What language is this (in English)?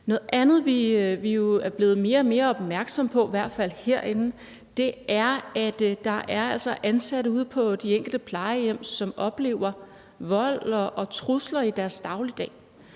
Danish